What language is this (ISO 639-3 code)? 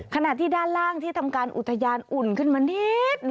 tha